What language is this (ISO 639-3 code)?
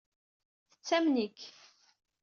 kab